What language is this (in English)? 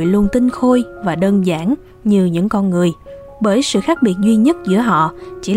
Vietnamese